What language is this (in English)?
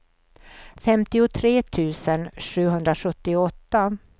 Swedish